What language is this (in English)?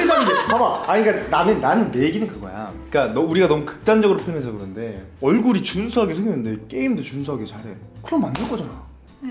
Korean